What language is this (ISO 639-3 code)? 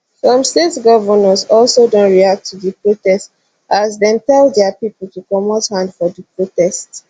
pcm